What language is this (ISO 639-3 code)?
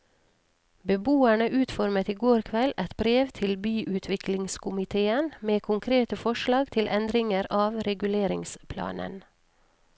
nor